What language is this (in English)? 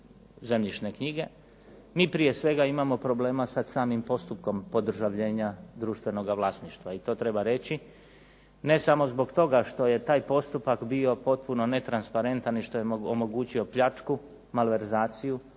Croatian